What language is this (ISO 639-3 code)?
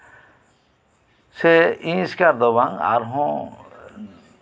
sat